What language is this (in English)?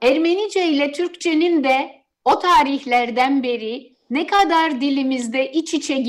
Turkish